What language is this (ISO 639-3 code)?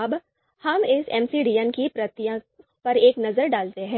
hin